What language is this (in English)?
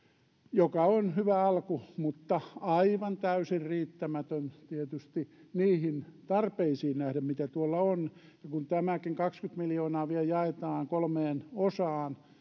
Finnish